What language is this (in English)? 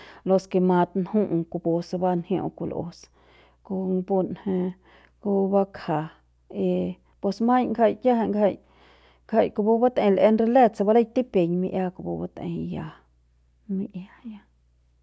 Central Pame